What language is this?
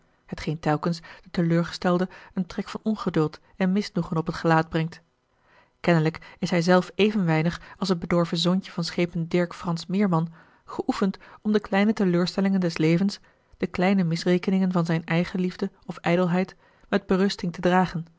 Dutch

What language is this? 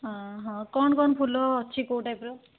Odia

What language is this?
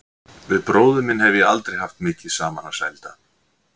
Icelandic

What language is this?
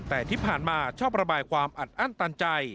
Thai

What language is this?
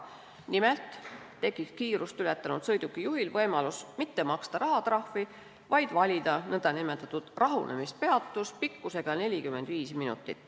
Estonian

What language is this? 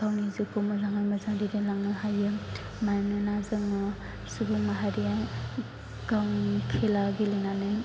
Bodo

